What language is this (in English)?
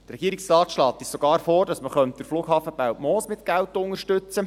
Swiss German